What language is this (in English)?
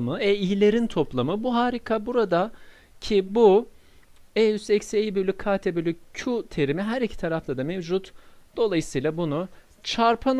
Turkish